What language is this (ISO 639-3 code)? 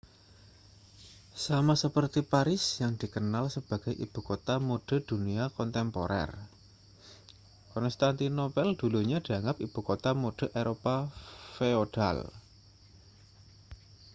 ind